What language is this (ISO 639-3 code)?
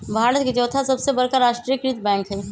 mag